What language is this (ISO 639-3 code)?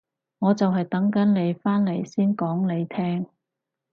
yue